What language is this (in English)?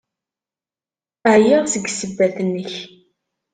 Kabyle